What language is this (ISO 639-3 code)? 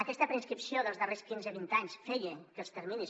cat